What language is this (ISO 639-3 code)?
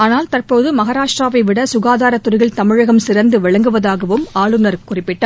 tam